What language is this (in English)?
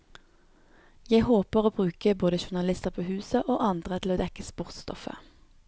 Norwegian